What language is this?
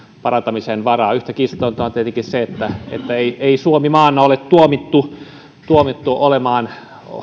Finnish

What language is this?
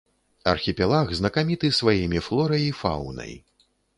Belarusian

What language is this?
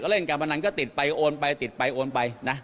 Thai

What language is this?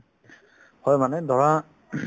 Assamese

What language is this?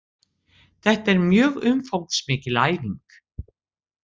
Icelandic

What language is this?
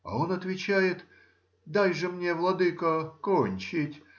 Russian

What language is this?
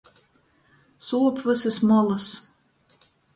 Latgalian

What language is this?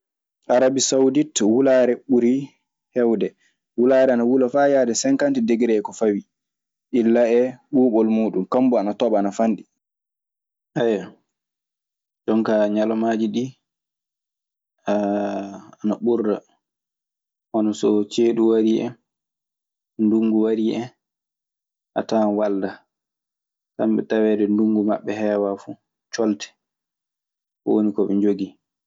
Maasina Fulfulde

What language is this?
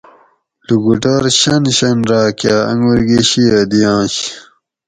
Gawri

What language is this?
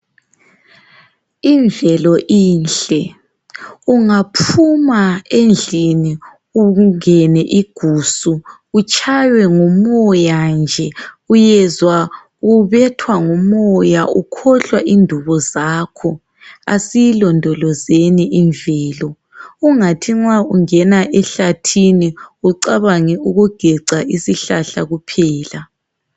North Ndebele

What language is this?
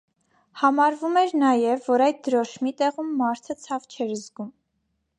Armenian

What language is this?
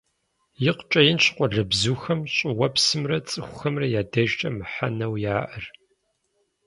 Kabardian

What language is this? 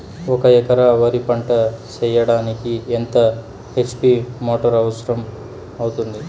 Telugu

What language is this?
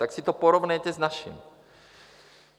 Czech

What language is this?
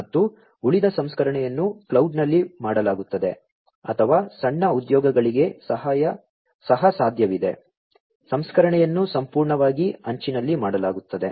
Kannada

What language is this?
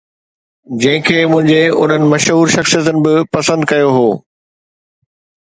Sindhi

